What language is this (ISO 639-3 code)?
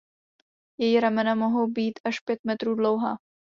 ces